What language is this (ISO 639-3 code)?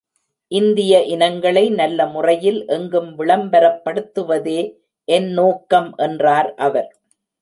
tam